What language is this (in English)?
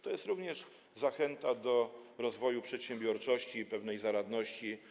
Polish